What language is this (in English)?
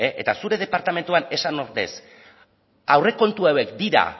Basque